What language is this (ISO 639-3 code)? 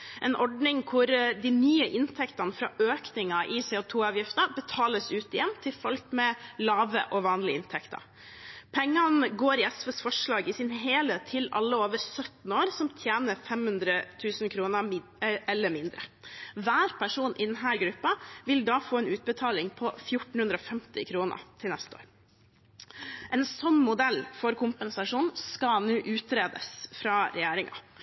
nob